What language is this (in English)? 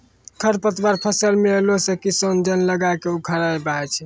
Maithili